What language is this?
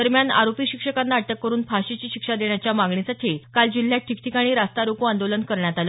Marathi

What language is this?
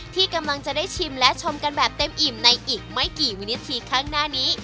Thai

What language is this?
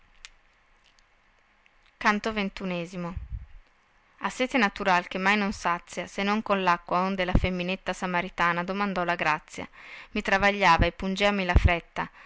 Italian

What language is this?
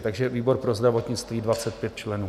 Czech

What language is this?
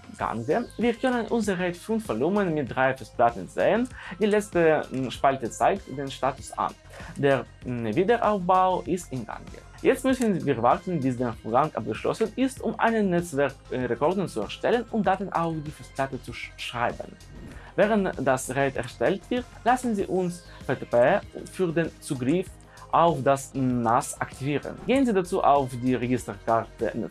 German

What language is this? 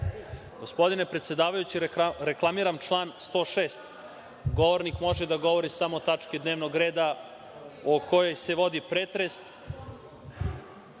Serbian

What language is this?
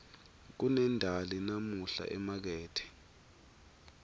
Swati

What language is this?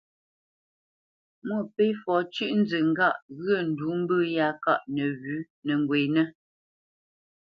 Bamenyam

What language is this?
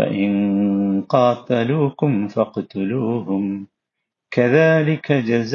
Malayalam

